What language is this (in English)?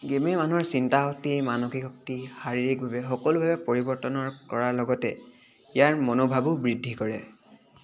Assamese